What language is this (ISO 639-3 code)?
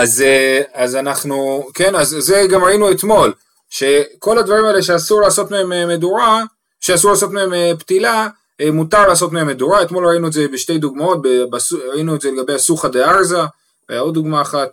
heb